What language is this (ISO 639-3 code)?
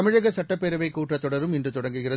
tam